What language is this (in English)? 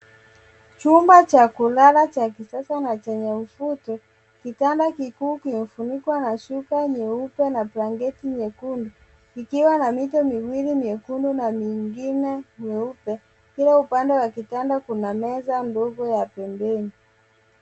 Swahili